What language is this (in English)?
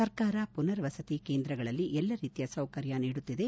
Kannada